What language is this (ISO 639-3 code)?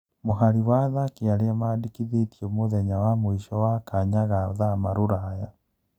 kik